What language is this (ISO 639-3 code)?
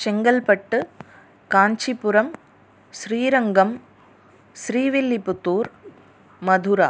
san